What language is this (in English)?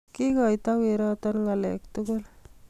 Kalenjin